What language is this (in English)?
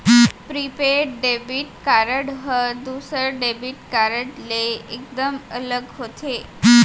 Chhattisgarhi